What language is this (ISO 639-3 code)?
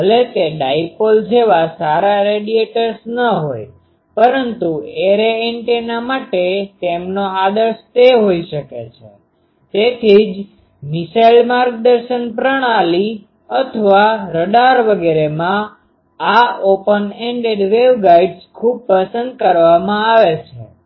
guj